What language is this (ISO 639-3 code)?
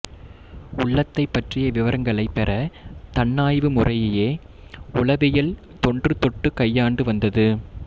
tam